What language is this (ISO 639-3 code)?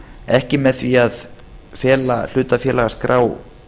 isl